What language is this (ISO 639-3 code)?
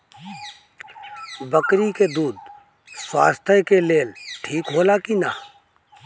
bho